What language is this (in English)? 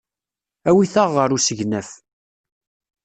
Kabyle